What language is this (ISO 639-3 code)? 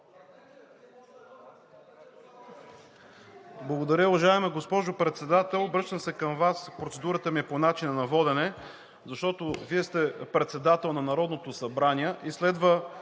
bul